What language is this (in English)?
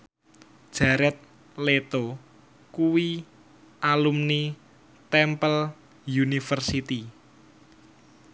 Javanese